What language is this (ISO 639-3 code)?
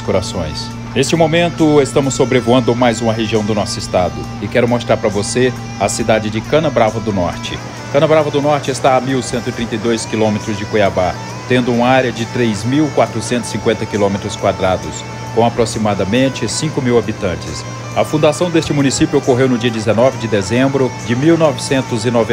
por